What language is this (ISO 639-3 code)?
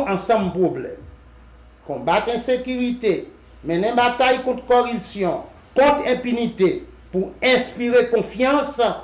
fra